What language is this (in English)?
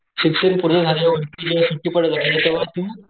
Marathi